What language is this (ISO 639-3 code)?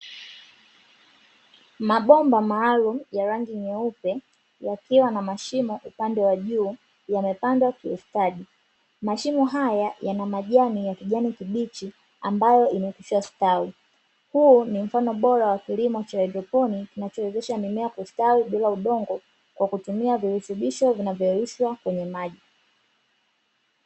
swa